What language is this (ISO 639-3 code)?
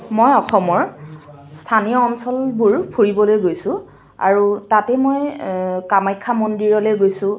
asm